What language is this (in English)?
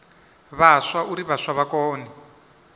Venda